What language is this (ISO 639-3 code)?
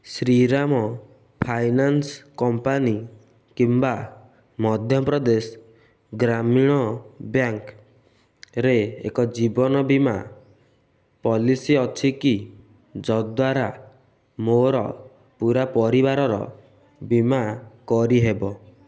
ori